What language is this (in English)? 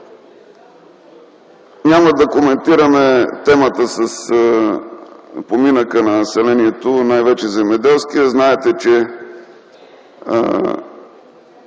Bulgarian